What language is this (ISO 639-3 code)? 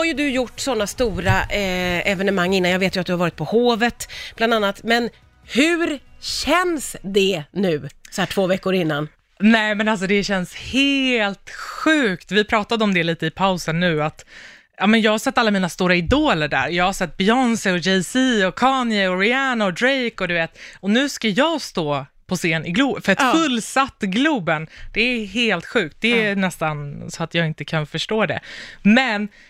swe